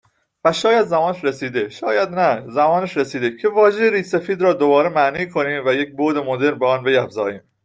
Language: Persian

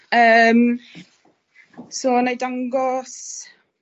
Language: Welsh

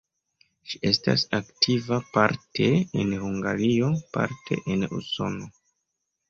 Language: Esperanto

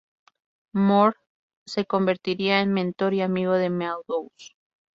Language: Spanish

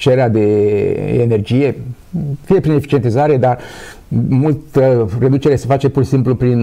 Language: Romanian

